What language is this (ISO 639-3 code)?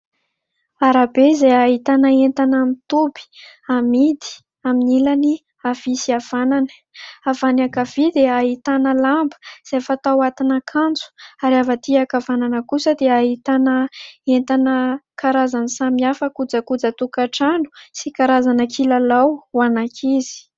mlg